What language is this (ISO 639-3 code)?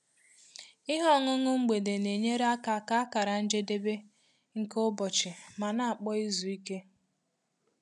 ibo